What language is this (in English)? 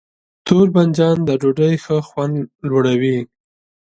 Pashto